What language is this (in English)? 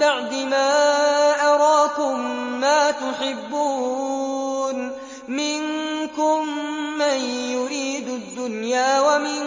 Arabic